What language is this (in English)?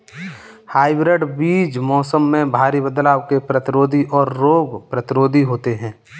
Hindi